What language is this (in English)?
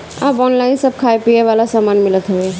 Bhojpuri